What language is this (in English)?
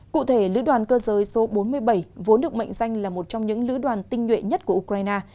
Vietnamese